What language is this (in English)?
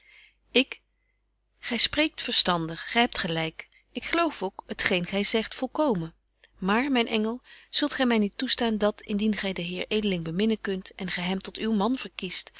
Dutch